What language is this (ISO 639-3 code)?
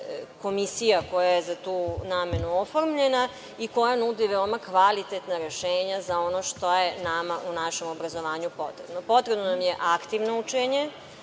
srp